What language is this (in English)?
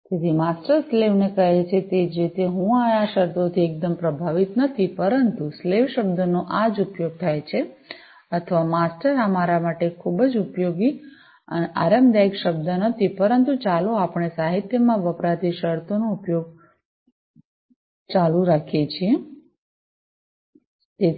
Gujarati